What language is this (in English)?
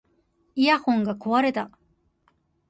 Japanese